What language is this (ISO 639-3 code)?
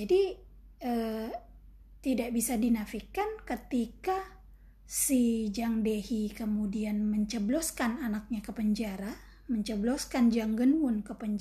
ind